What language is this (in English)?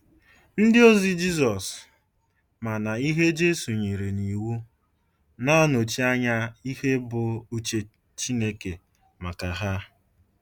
Igbo